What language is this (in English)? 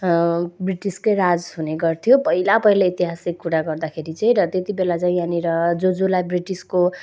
Nepali